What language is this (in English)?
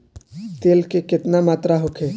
Bhojpuri